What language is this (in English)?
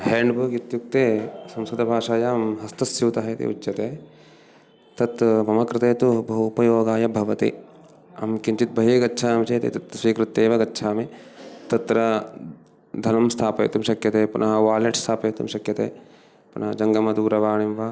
Sanskrit